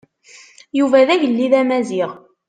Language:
Kabyle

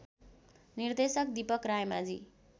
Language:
Nepali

